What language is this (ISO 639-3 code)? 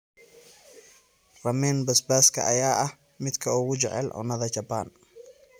som